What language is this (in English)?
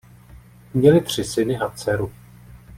Czech